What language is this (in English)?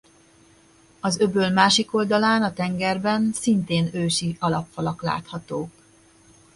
Hungarian